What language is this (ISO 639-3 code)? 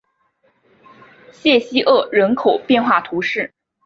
zho